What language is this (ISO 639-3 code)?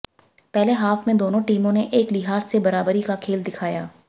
hin